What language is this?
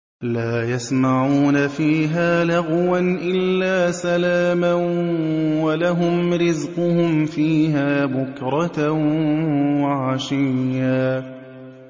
Arabic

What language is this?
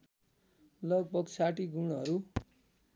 Nepali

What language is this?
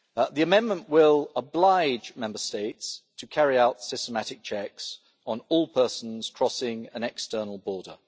English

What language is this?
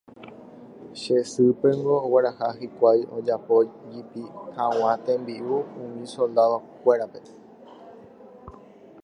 Guarani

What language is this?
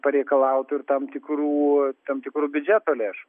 Lithuanian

